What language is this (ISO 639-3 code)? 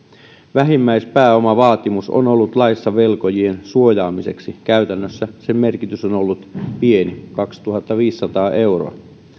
fin